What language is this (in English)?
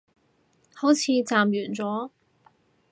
Cantonese